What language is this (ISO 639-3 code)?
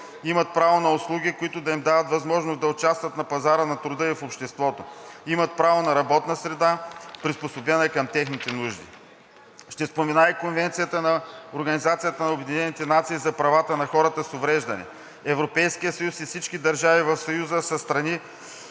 bul